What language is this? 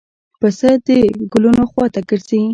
Pashto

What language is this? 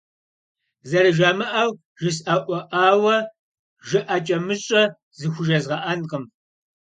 Kabardian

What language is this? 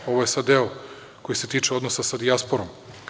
Serbian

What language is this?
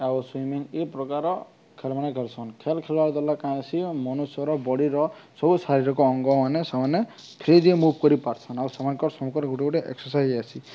Odia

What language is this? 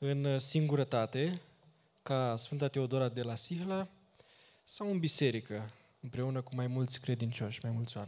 Romanian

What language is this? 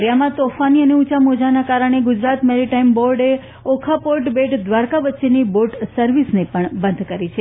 Gujarati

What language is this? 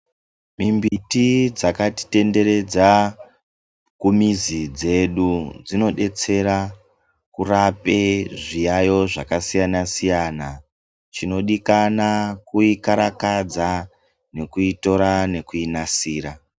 Ndau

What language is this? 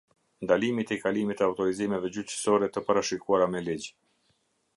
Albanian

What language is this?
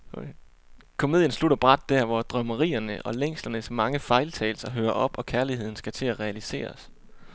Danish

